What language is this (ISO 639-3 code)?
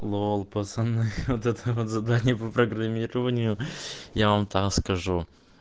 rus